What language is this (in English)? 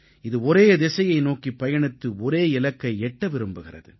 Tamil